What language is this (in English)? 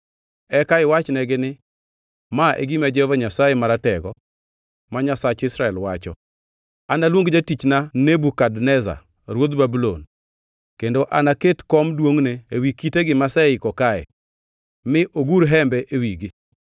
Luo (Kenya and Tanzania)